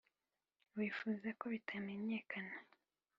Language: Kinyarwanda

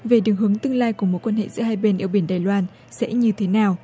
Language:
Vietnamese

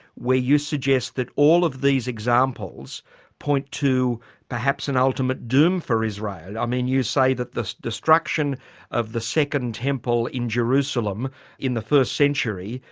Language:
English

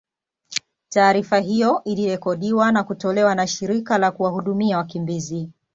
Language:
Swahili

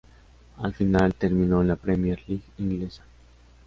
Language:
Spanish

